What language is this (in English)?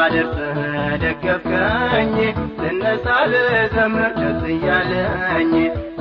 Amharic